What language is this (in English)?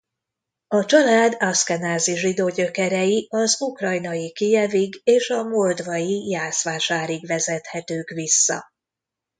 Hungarian